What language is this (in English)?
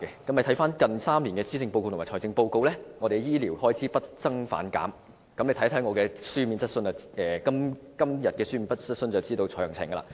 Cantonese